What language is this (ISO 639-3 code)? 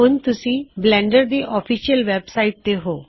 pan